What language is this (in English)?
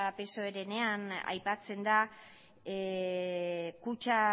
Basque